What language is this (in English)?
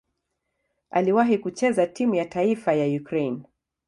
Swahili